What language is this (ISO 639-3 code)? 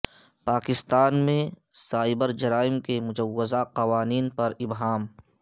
urd